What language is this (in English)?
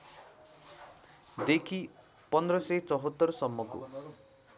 Nepali